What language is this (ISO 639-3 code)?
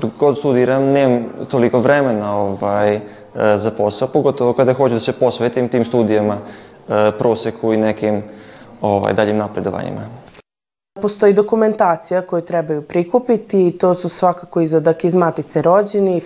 hrv